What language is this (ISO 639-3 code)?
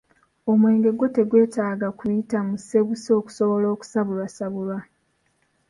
lug